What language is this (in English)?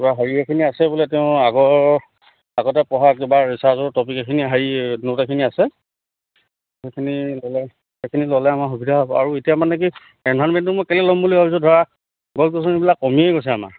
Assamese